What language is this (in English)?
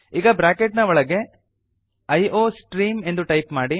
Kannada